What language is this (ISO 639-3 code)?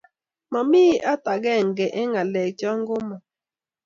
kln